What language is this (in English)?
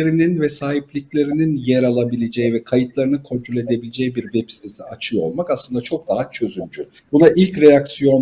Turkish